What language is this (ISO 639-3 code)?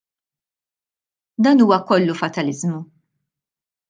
mlt